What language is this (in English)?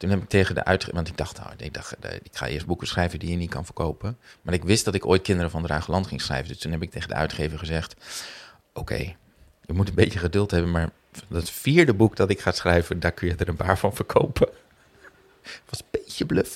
Dutch